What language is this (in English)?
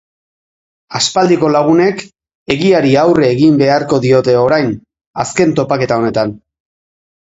Basque